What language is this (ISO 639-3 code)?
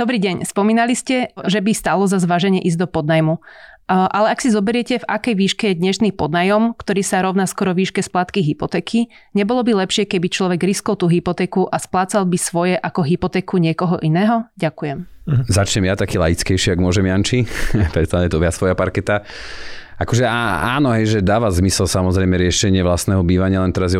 slk